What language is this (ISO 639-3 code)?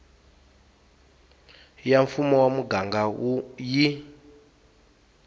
tso